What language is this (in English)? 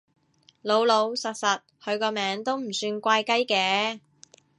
Cantonese